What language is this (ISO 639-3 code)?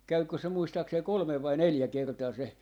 fin